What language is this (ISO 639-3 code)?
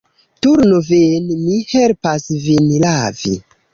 epo